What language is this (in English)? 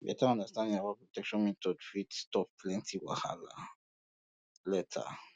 Nigerian Pidgin